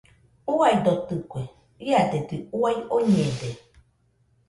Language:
Nüpode Huitoto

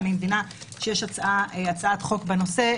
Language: Hebrew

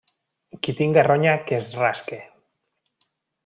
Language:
Catalan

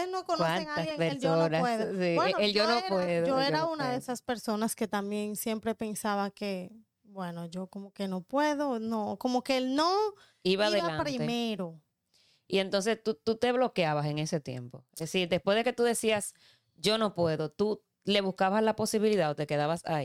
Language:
Spanish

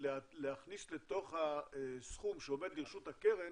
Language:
Hebrew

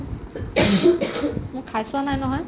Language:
Assamese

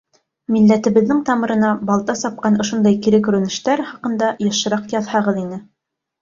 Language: Bashkir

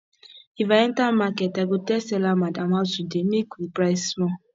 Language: Nigerian Pidgin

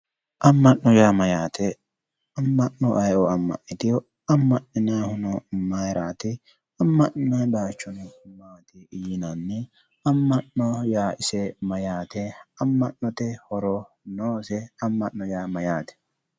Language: Sidamo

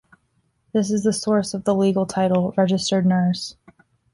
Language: English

